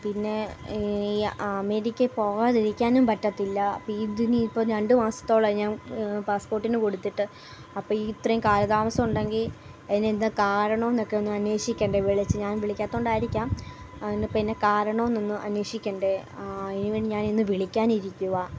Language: Malayalam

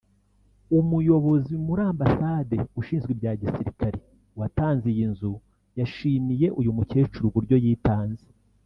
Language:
Kinyarwanda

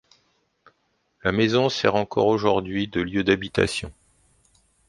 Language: French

